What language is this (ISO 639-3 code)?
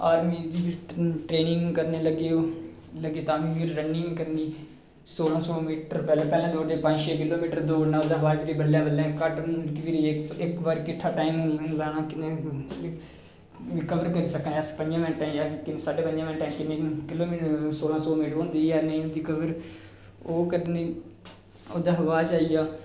doi